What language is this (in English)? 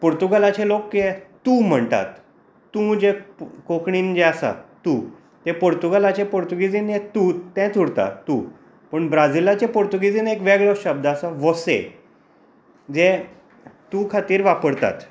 Konkani